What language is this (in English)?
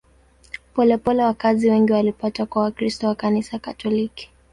Swahili